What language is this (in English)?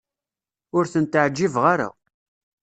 Kabyle